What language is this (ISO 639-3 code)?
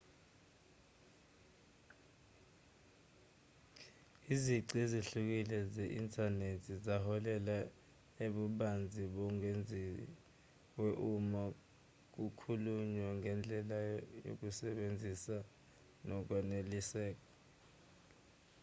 zul